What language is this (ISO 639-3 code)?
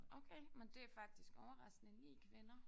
dan